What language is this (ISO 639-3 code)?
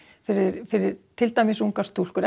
isl